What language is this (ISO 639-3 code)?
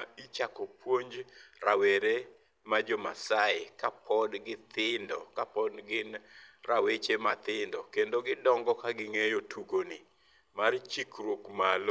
luo